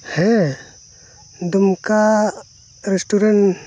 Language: Santali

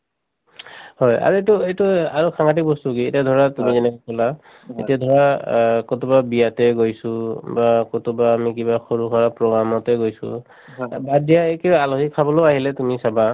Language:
Assamese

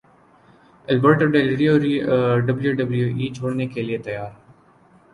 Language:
Urdu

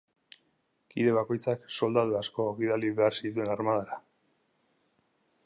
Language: Basque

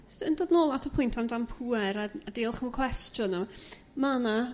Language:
Welsh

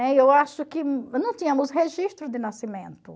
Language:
Portuguese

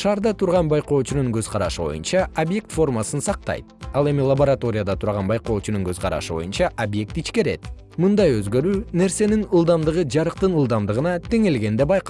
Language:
Kyrgyz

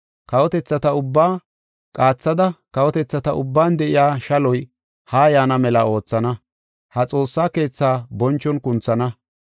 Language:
Gofa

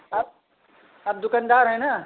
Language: Hindi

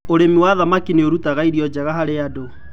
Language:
Kikuyu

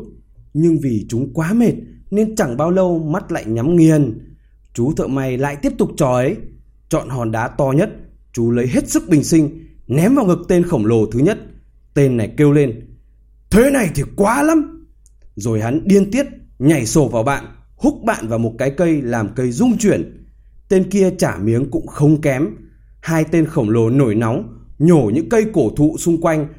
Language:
Vietnamese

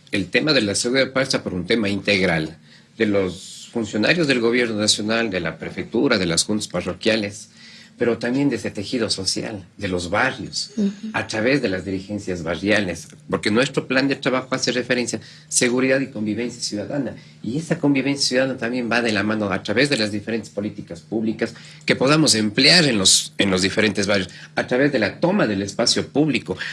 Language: Spanish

